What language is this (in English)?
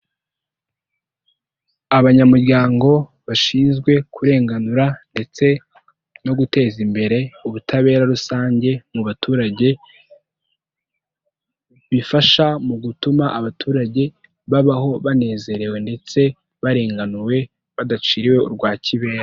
Kinyarwanda